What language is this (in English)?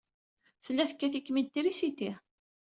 Kabyle